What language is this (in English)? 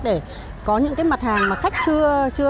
Vietnamese